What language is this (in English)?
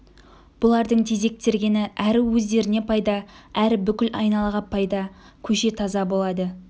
Kazakh